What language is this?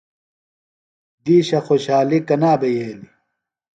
Phalura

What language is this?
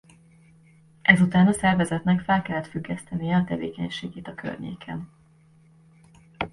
Hungarian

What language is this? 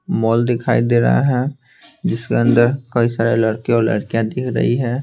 Hindi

